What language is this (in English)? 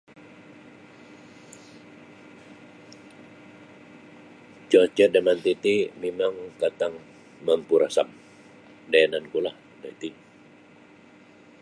Sabah Bisaya